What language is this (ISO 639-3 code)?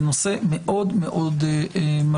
heb